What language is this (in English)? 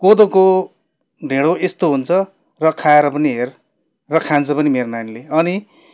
Nepali